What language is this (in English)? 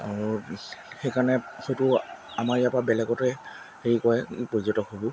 Assamese